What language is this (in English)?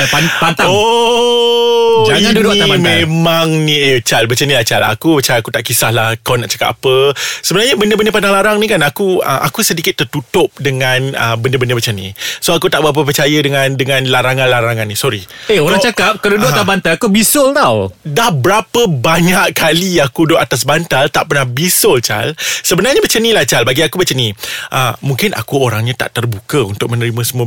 Malay